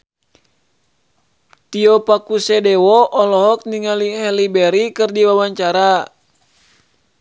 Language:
Sundanese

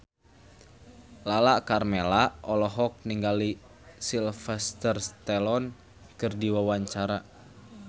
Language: Sundanese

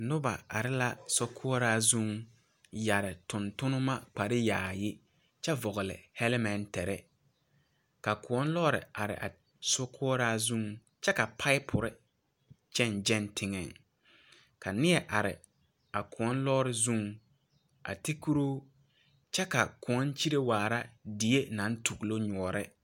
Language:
Southern Dagaare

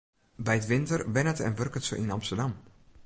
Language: Western Frisian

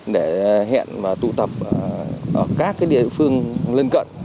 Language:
Vietnamese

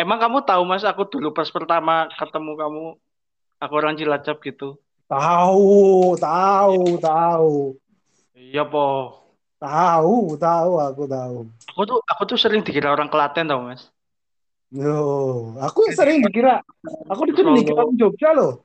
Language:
Indonesian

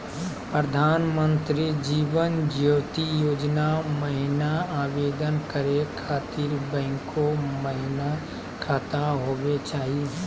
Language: Magahi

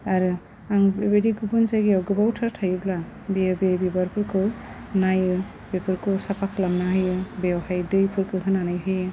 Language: Bodo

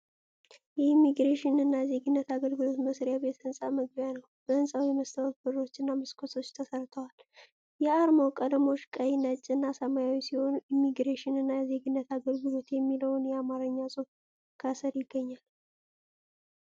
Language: Amharic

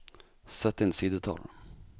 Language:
Norwegian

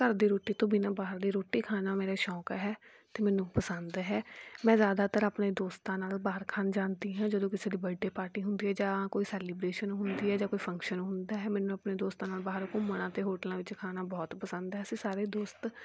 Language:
Punjabi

